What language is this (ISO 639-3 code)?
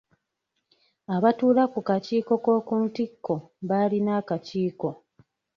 lug